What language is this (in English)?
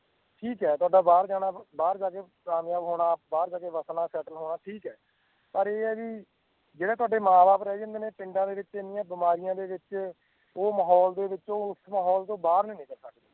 Punjabi